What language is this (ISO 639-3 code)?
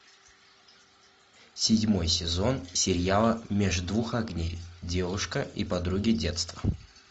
rus